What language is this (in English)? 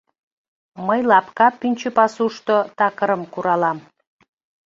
Mari